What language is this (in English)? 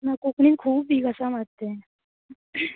Konkani